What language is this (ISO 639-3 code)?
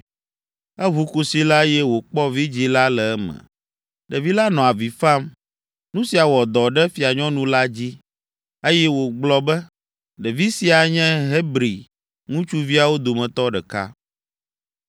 ewe